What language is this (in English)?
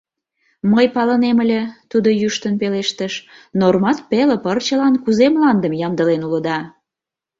Mari